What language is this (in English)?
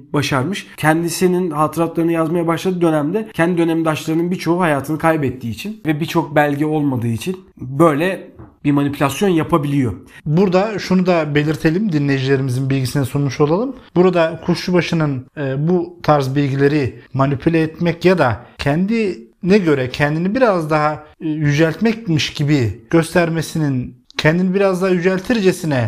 Turkish